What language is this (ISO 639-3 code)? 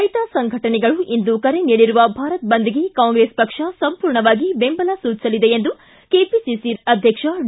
kan